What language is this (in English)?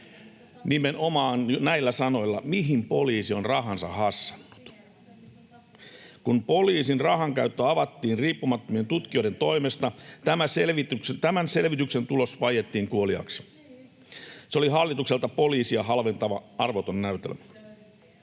Finnish